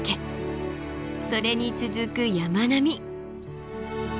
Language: Japanese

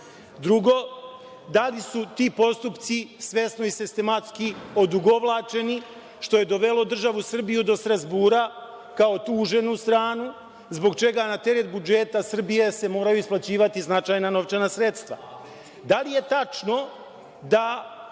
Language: Serbian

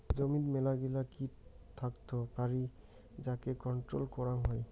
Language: Bangla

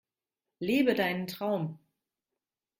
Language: German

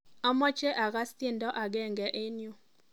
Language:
Kalenjin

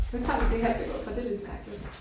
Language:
Danish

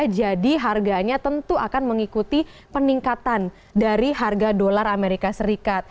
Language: Indonesian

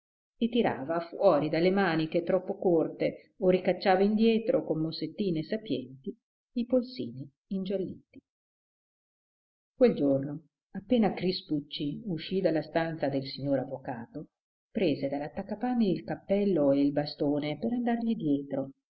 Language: Italian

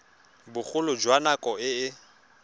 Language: Tswana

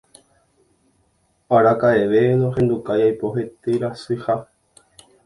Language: Guarani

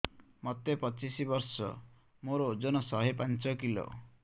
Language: Odia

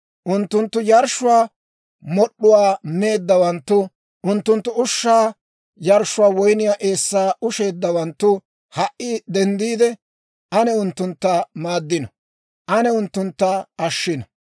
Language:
Dawro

